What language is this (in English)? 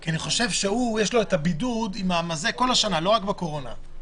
Hebrew